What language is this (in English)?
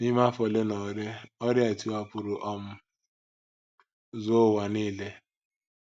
Igbo